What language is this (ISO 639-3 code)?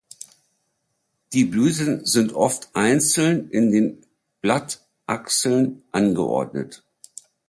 deu